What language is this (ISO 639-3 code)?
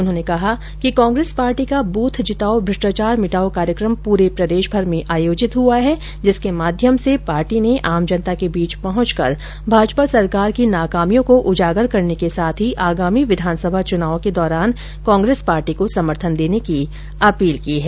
hin